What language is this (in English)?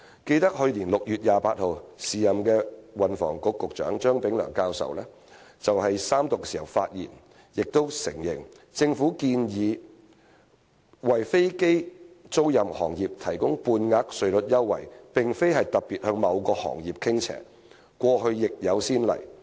Cantonese